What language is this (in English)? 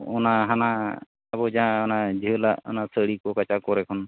Santali